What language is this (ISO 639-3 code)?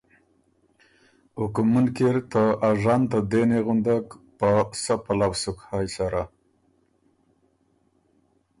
oru